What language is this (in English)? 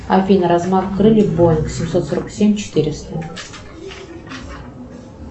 Russian